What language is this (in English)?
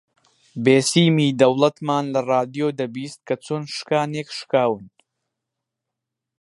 Central Kurdish